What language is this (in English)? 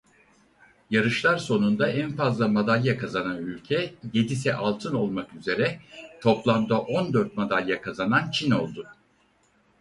Turkish